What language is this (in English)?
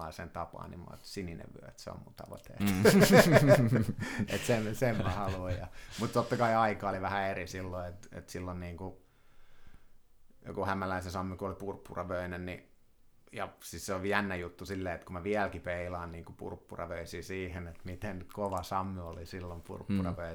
Finnish